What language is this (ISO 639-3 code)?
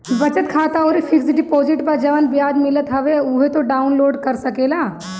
bho